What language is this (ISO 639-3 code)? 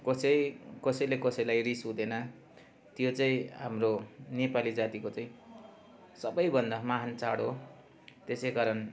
nep